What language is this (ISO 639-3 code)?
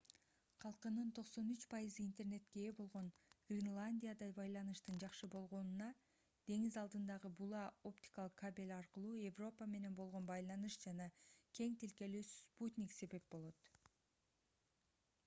kir